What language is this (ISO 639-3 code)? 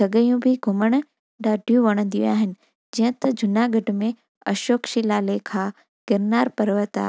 snd